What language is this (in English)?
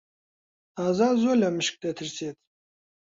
Central Kurdish